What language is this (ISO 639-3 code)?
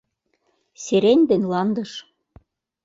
chm